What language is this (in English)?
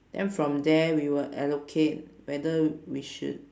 English